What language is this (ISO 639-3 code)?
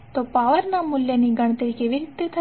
guj